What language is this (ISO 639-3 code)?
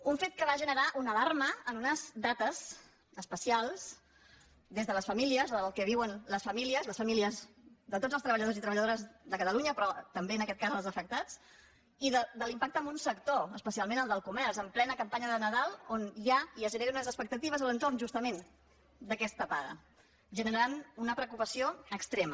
cat